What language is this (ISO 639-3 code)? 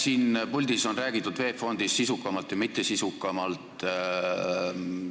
est